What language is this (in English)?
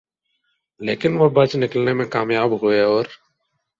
Urdu